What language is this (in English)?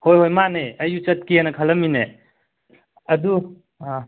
Manipuri